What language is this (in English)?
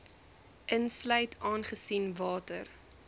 Afrikaans